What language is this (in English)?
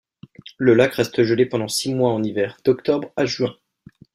French